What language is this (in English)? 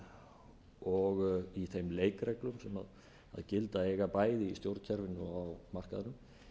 Icelandic